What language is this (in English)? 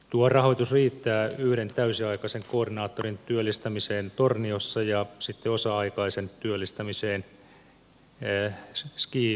Finnish